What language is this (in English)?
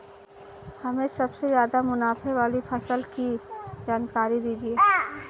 Hindi